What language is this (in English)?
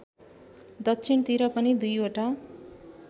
Nepali